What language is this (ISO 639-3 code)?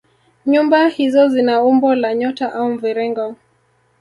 swa